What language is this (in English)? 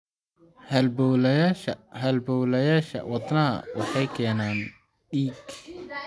Somali